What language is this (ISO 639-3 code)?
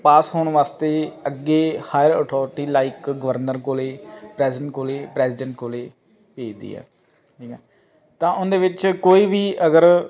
pan